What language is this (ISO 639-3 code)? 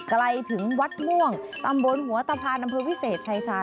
tha